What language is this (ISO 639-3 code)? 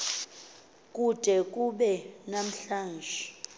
xho